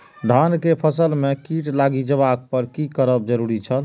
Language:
Maithili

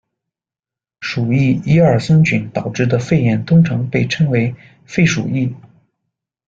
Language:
Chinese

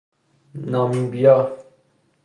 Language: Persian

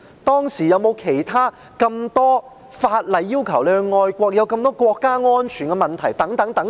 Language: Cantonese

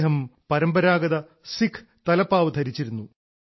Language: Malayalam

